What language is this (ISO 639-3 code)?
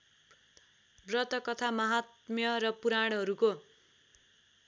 nep